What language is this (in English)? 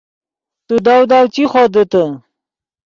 Yidgha